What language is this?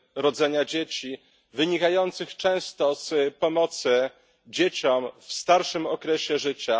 Polish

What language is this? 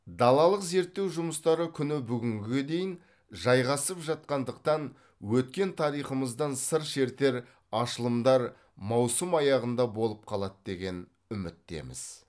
Kazakh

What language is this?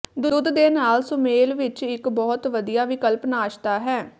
Punjabi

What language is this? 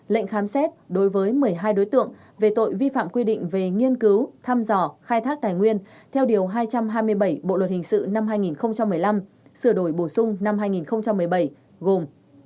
Vietnamese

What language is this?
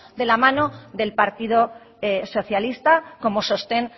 Spanish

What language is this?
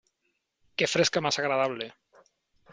Spanish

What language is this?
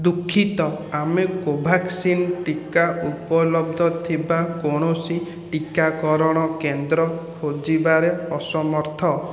Odia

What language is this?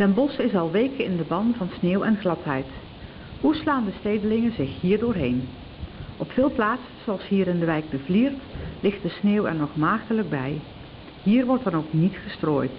Dutch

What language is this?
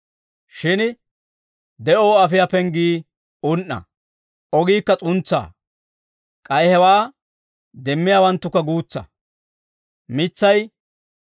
Dawro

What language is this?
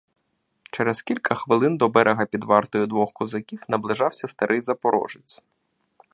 Ukrainian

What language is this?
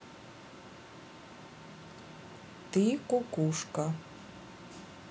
Russian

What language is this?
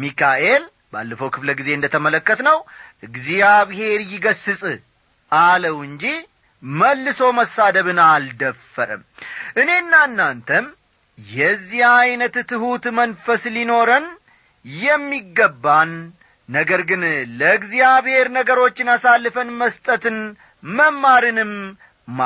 Amharic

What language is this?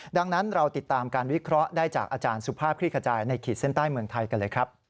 Thai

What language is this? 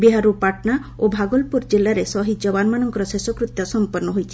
Odia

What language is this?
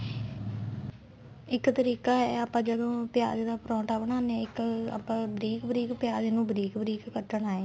Punjabi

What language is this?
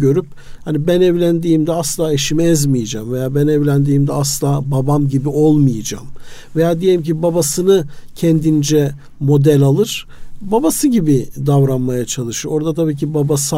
Turkish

